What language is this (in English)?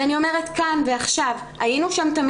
Hebrew